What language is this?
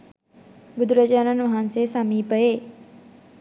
Sinhala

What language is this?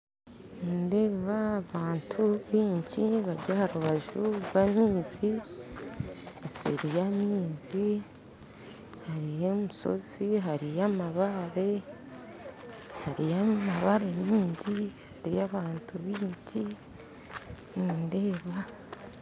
Nyankole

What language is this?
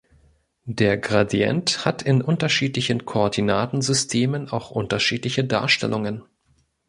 German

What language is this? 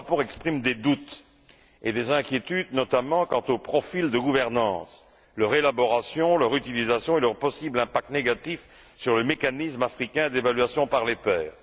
French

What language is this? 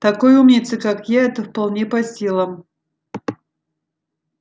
Russian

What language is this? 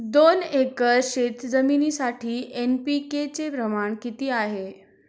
Marathi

